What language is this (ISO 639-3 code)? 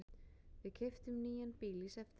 isl